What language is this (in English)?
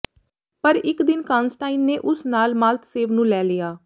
Punjabi